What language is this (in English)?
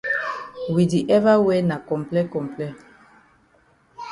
Cameroon Pidgin